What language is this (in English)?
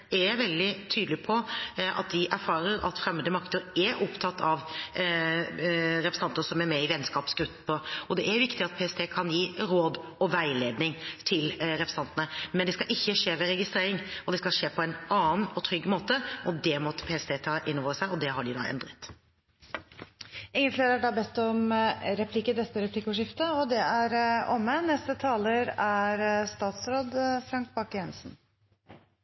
Norwegian